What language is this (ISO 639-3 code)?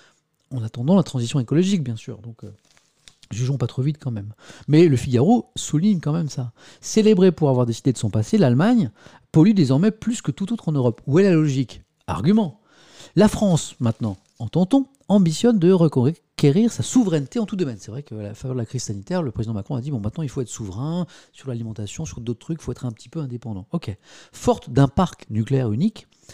fra